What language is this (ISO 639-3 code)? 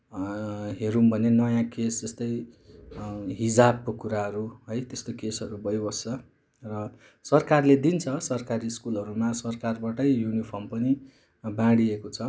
nep